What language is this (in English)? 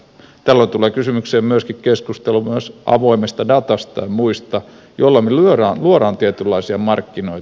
Finnish